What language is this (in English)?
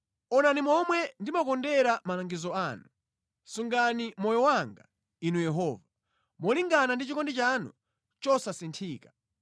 Nyanja